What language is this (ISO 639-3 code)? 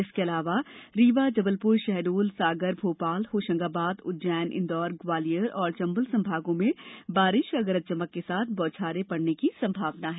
hin